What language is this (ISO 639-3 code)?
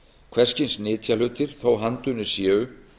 isl